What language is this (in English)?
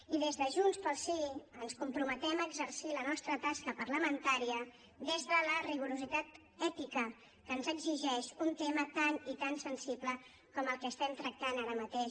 Catalan